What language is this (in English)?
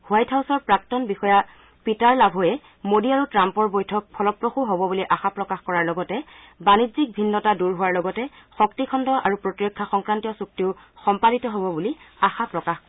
Assamese